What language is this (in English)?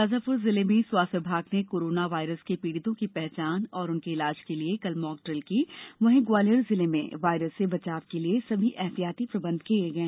Hindi